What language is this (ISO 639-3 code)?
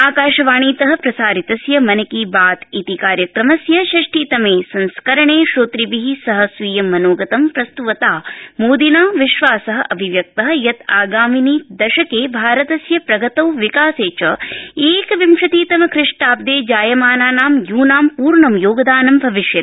san